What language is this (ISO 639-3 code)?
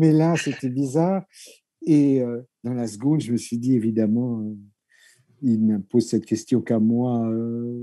fra